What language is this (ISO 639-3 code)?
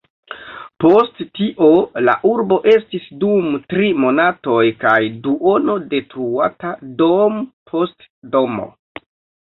epo